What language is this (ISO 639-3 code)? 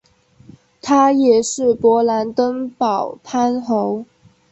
zho